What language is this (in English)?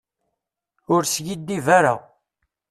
Kabyle